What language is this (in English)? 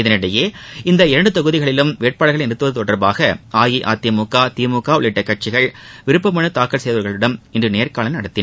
Tamil